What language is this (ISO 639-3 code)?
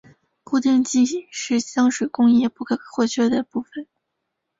zho